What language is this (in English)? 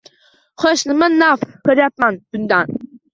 Uzbek